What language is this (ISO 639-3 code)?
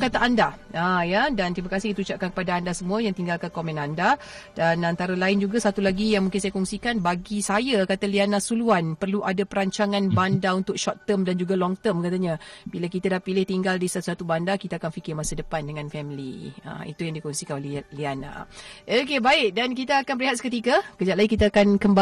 msa